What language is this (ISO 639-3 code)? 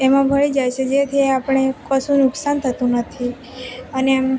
guj